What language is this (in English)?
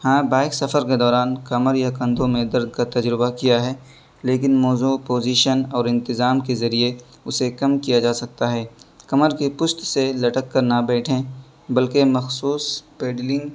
Urdu